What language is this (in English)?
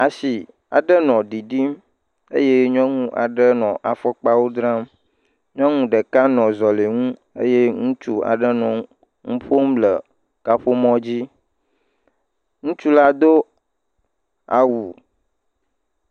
Ewe